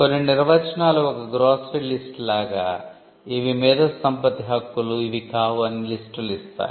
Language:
Telugu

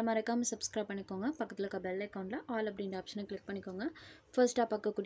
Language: Tamil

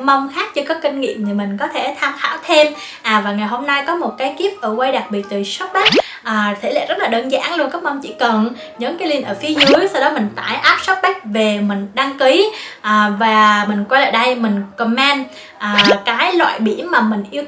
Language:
Vietnamese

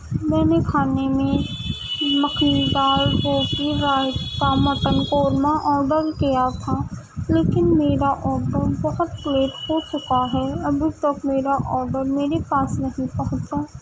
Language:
Urdu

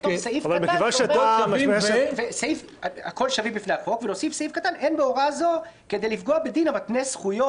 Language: Hebrew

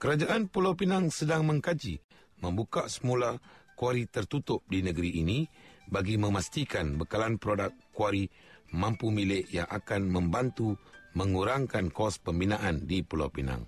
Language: Malay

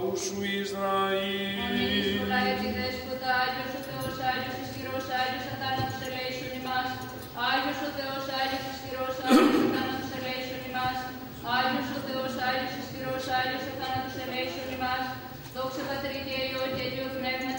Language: Greek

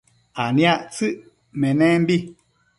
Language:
Matsés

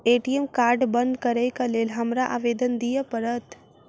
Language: Maithili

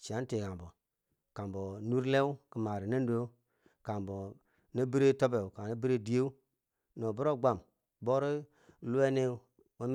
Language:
Bangwinji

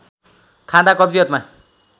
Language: Nepali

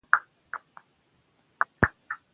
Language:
Pashto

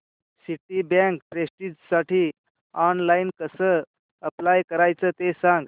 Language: Marathi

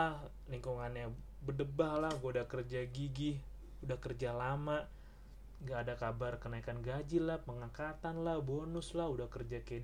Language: Indonesian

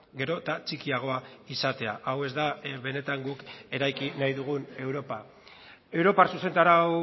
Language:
Basque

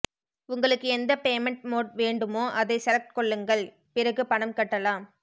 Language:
Tamil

